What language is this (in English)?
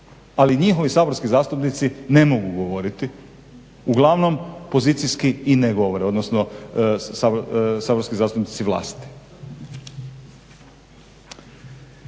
Croatian